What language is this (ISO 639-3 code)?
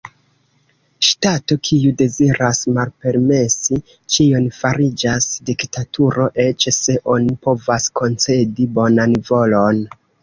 epo